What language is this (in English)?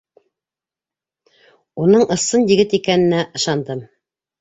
Bashkir